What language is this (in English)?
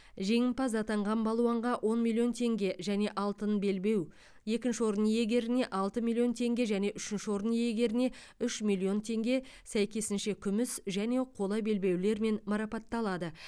Kazakh